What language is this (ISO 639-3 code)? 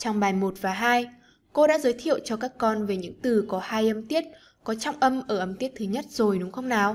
vie